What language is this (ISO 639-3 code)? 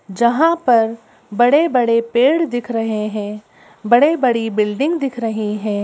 hin